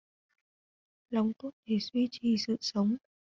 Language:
Vietnamese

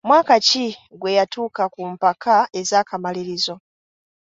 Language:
Ganda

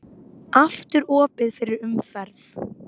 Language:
Icelandic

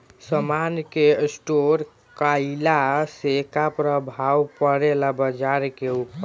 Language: Bhojpuri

